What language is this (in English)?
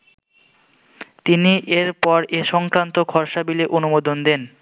Bangla